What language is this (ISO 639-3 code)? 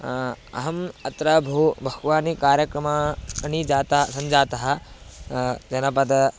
san